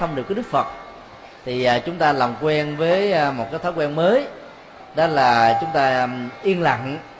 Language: Vietnamese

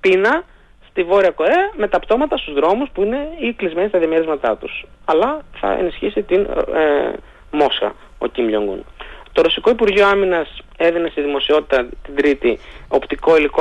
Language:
Greek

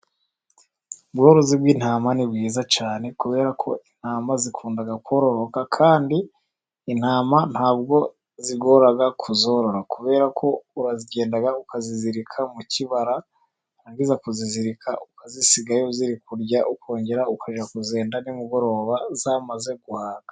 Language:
Kinyarwanda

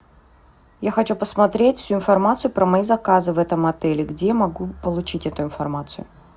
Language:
Russian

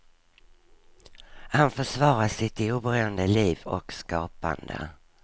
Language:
Swedish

